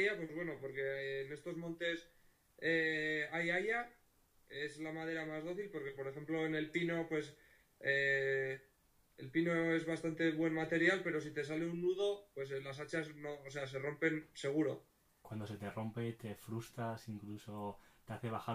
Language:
Spanish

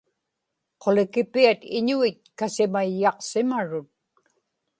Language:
Inupiaq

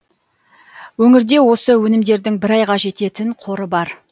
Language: Kazakh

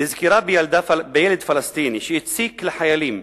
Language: Hebrew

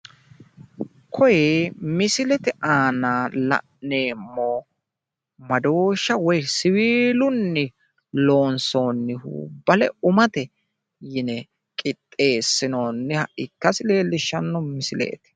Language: Sidamo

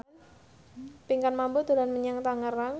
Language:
Javanese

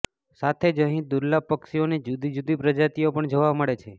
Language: Gujarati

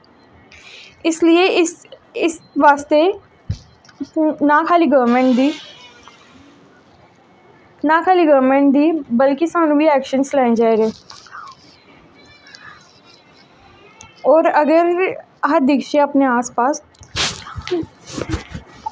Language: Dogri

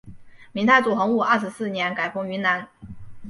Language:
Chinese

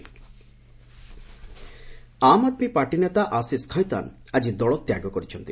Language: Odia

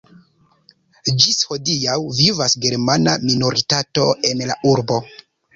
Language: Esperanto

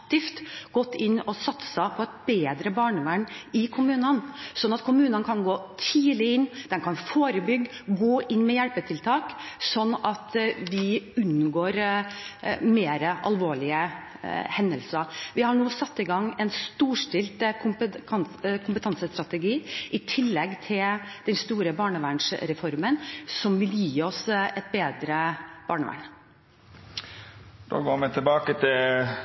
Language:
Norwegian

